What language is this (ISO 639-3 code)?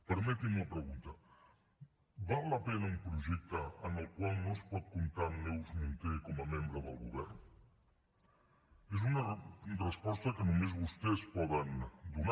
cat